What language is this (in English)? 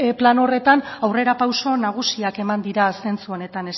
Basque